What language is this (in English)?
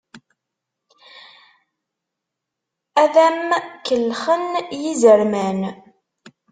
Kabyle